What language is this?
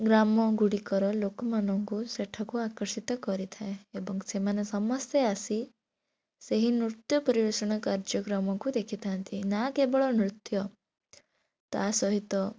Odia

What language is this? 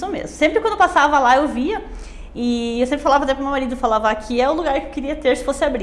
Portuguese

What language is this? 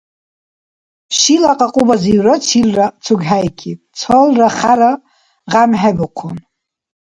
Dargwa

